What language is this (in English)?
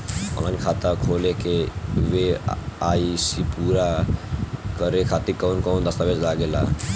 Bhojpuri